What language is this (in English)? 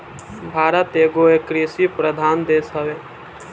Bhojpuri